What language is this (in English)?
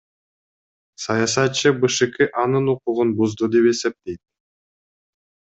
Kyrgyz